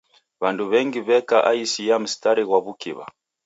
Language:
Taita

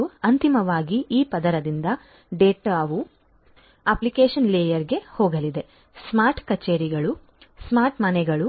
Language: Kannada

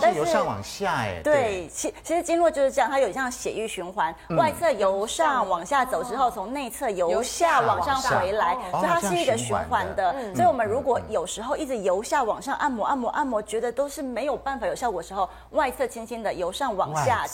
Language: Chinese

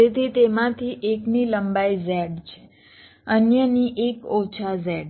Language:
Gujarati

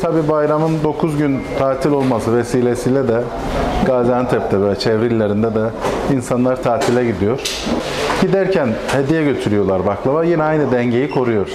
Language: Turkish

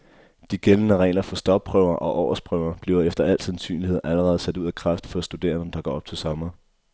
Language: Danish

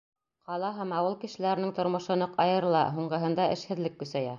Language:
Bashkir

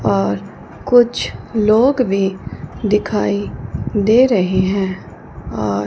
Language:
Hindi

